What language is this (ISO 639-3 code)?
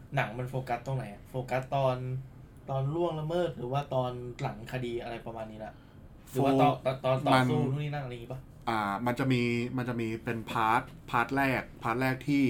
tha